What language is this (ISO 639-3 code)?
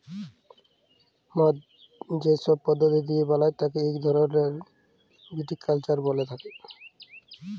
ben